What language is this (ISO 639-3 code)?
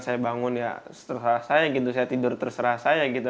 ind